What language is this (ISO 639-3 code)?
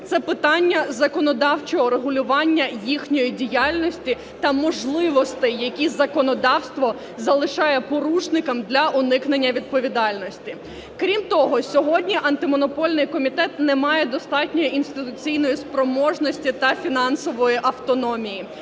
ukr